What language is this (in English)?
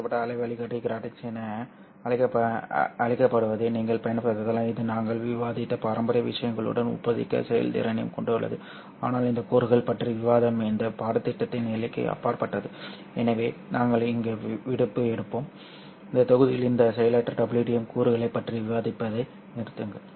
Tamil